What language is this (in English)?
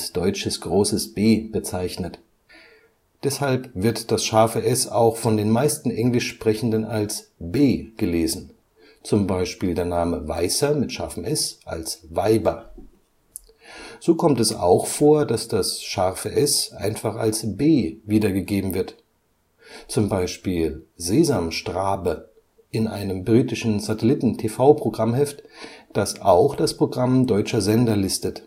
German